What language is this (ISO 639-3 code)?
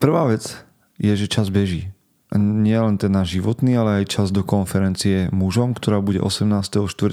slk